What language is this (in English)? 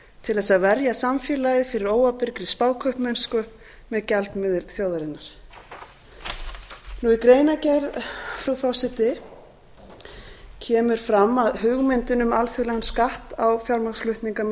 Icelandic